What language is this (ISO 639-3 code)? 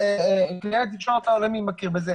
heb